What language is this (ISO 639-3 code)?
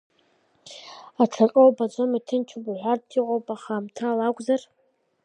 abk